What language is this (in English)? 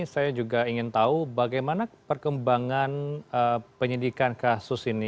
Indonesian